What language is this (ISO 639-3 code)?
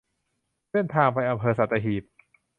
tha